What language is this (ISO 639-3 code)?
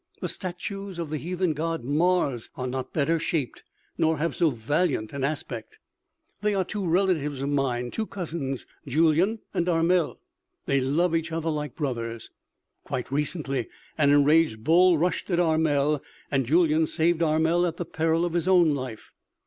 eng